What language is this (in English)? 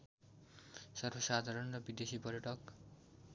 Nepali